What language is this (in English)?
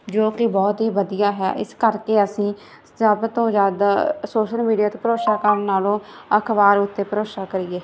Punjabi